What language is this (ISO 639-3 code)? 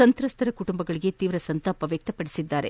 kan